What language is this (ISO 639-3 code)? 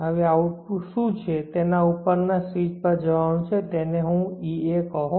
guj